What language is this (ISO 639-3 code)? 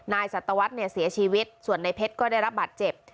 tha